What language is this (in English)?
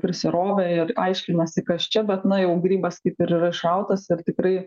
Lithuanian